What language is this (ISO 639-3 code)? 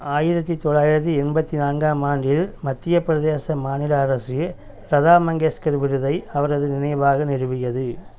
tam